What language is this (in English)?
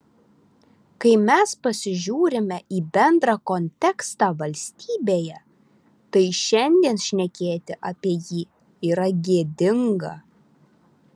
Lithuanian